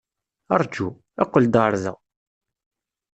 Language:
Kabyle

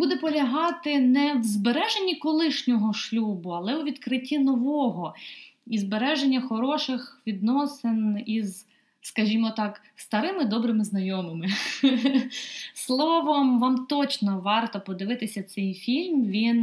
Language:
Ukrainian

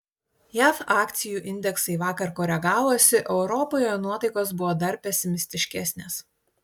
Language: Lithuanian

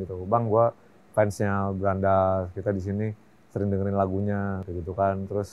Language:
Indonesian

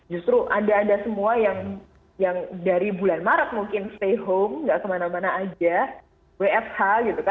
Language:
Indonesian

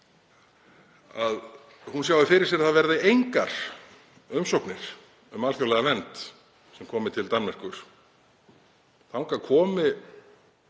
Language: Icelandic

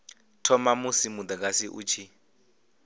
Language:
Venda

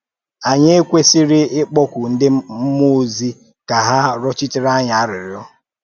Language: Igbo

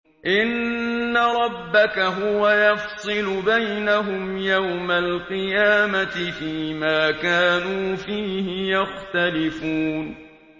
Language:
Arabic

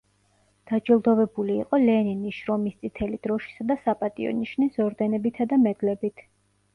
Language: Georgian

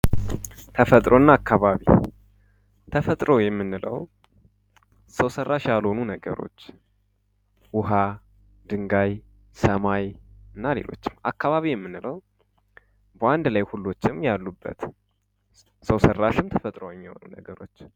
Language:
Amharic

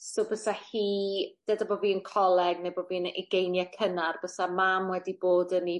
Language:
Welsh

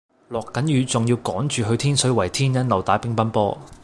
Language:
Cantonese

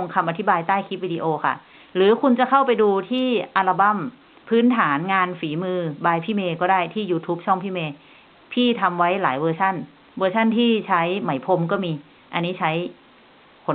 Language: Thai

